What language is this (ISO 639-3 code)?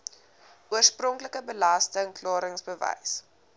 afr